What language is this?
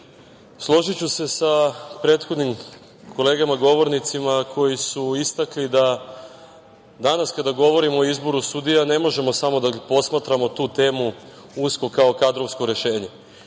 Serbian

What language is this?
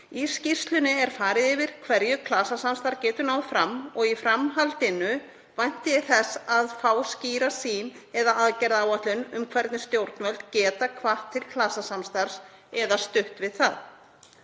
Icelandic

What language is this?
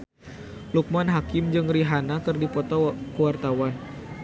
Sundanese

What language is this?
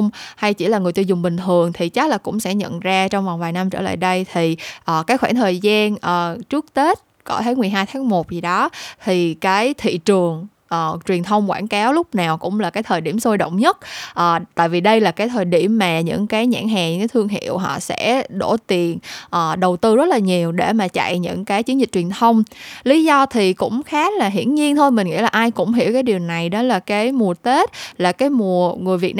Vietnamese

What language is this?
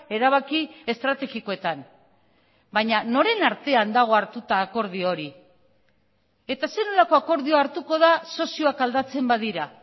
Basque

